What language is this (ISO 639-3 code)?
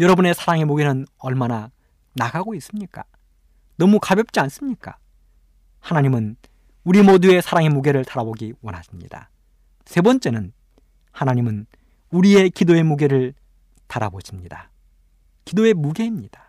kor